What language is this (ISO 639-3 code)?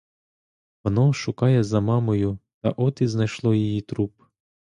ukr